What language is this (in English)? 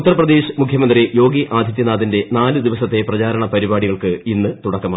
Malayalam